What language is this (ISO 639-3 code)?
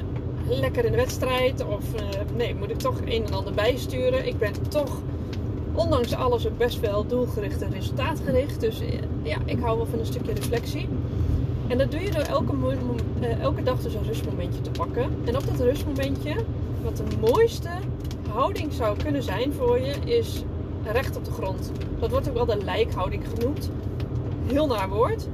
nld